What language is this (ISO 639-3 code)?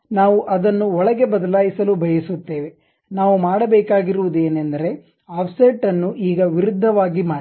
kan